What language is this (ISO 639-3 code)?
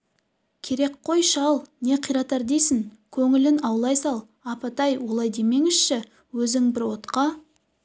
kaz